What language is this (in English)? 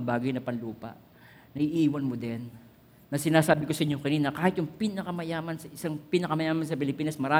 Filipino